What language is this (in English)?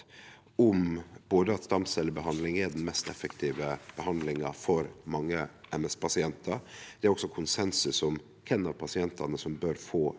Norwegian